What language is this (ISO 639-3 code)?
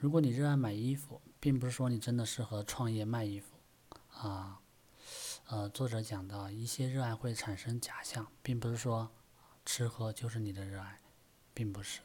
zho